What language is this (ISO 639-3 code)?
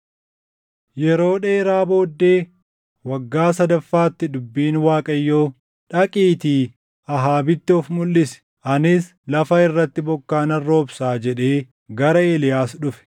orm